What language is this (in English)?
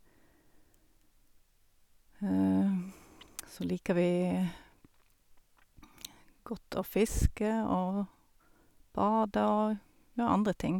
Norwegian